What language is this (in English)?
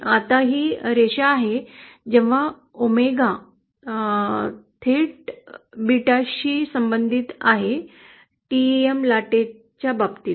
Marathi